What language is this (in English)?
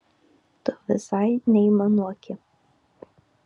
Lithuanian